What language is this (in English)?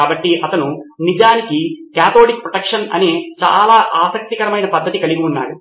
Telugu